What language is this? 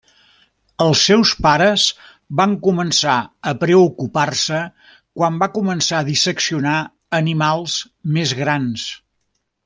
Catalan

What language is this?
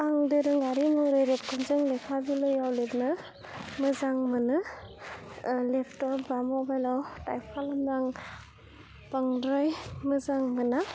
Bodo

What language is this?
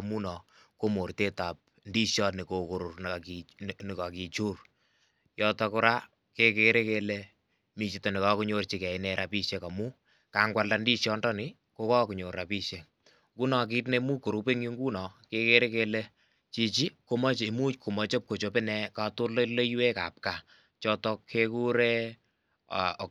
Kalenjin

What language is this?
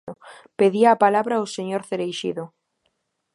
Galician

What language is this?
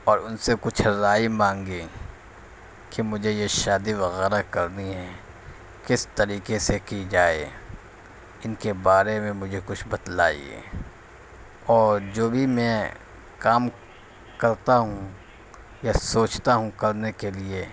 Urdu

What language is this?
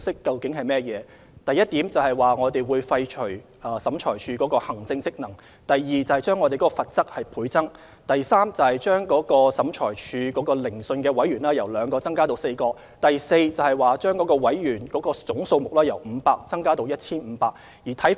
Cantonese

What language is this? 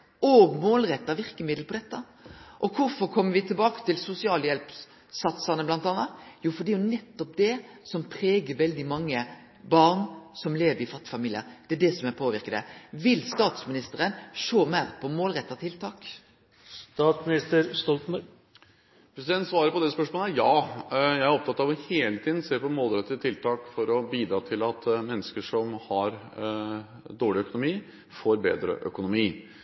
Norwegian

